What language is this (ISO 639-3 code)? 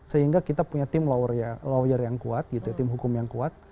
ind